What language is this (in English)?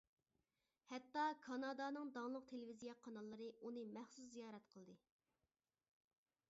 Uyghur